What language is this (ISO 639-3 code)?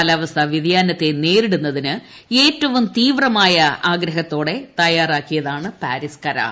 mal